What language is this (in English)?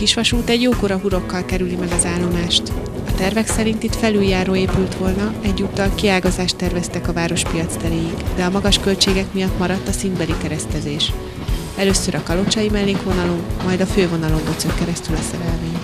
Hungarian